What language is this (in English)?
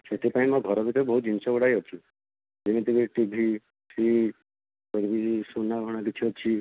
Odia